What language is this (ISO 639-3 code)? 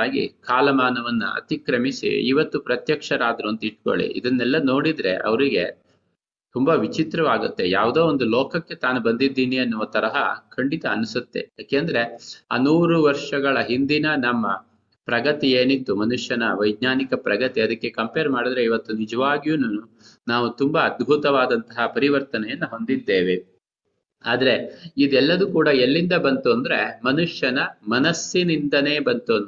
kan